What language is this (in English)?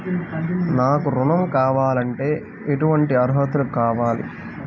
Telugu